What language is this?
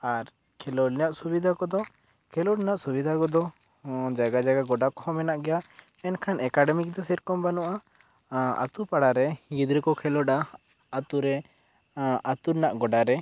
Santali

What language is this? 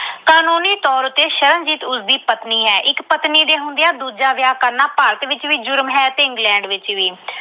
Punjabi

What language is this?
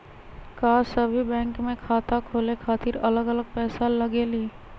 Magahi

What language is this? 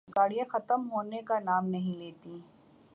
Urdu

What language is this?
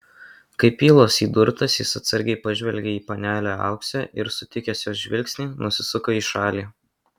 Lithuanian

